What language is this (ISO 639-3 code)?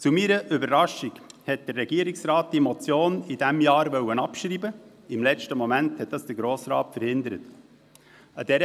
gsw